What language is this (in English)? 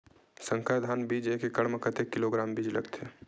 Chhattisgarhi